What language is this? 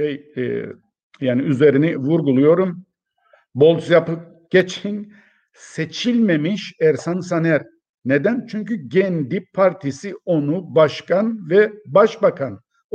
Turkish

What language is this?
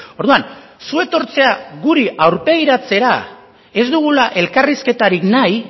Basque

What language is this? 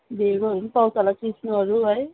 Nepali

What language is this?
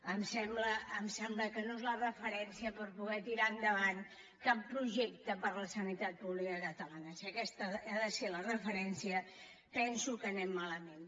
Catalan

